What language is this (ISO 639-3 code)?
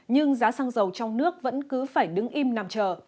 vie